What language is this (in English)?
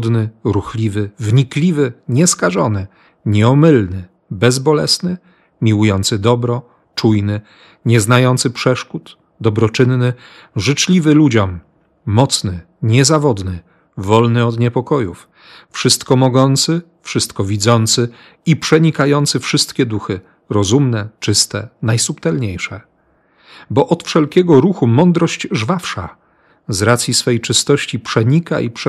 Polish